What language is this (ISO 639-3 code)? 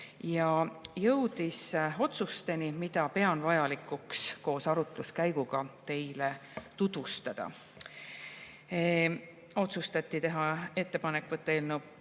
est